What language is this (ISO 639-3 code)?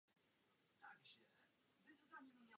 ces